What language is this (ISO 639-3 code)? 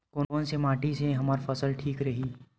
hne